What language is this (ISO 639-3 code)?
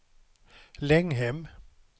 swe